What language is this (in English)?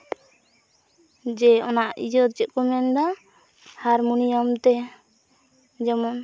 Santali